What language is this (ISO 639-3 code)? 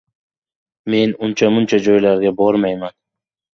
uzb